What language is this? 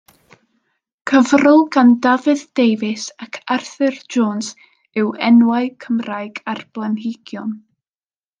Welsh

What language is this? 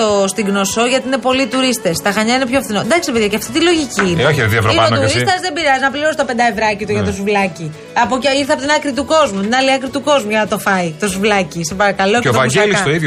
Greek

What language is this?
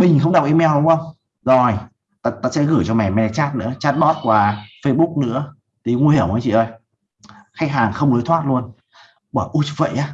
Vietnamese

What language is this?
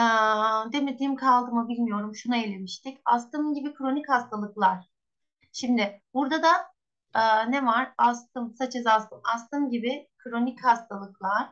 Turkish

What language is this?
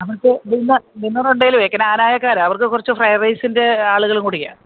Malayalam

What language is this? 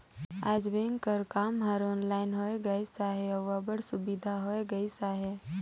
Chhattisgarhi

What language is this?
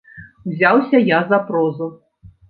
Belarusian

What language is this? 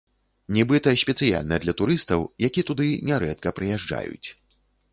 Belarusian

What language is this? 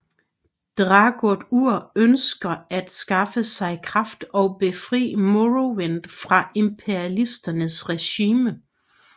Danish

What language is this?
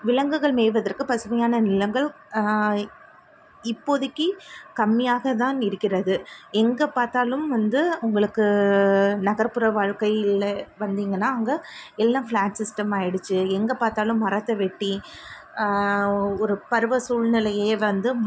Tamil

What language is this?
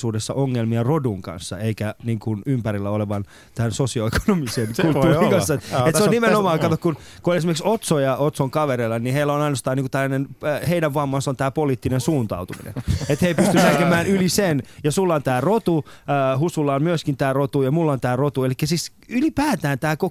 Finnish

